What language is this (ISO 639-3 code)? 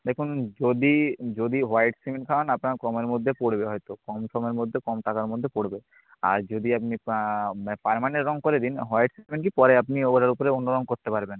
ben